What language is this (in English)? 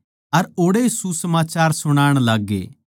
Haryanvi